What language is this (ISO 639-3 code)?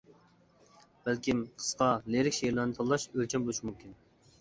uig